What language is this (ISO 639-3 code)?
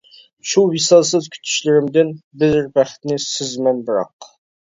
uig